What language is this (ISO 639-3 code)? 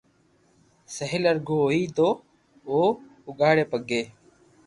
lrk